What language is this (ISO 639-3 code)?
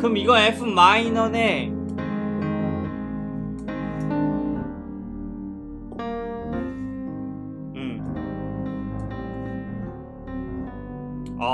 kor